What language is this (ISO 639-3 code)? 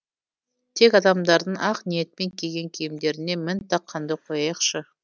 kaz